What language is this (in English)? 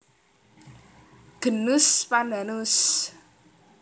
Javanese